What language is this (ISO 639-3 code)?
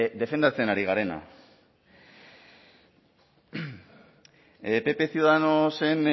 eus